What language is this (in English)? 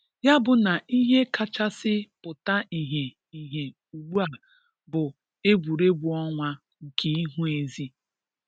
Igbo